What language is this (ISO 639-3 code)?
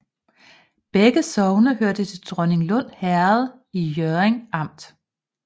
dan